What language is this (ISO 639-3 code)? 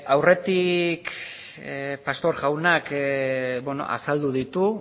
eus